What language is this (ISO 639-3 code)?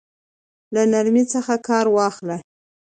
pus